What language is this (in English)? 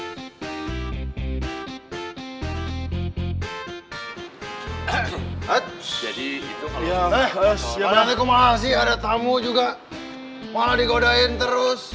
Indonesian